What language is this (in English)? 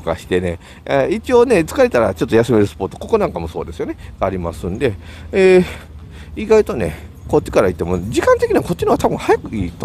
Japanese